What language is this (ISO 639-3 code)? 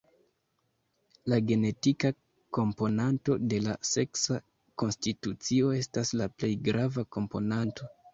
epo